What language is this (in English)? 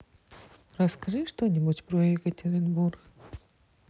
Russian